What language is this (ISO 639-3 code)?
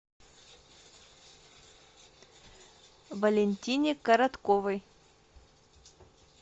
rus